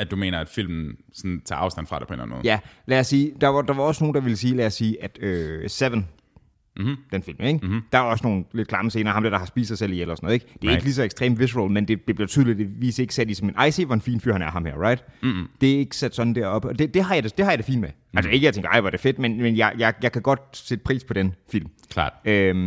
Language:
Danish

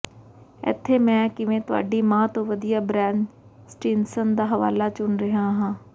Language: Punjabi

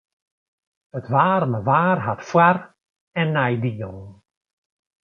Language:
Western Frisian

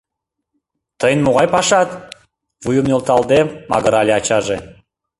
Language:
Mari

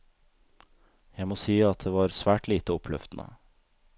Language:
Norwegian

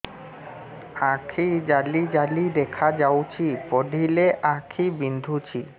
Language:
Odia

